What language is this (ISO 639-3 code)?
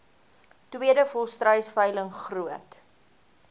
afr